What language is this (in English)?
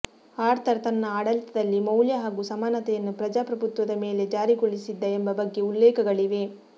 Kannada